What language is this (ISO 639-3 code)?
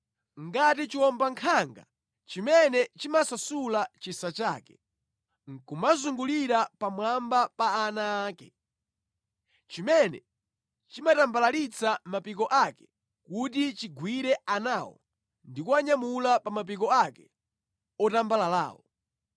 nya